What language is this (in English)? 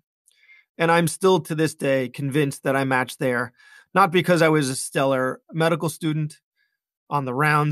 English